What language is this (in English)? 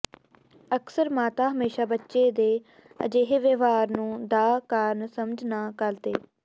Punjabi